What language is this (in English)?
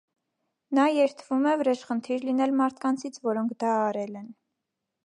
Armenian